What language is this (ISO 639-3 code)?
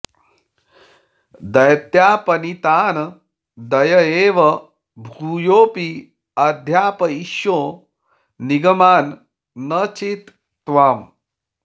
san